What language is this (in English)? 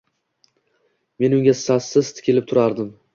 Uzbek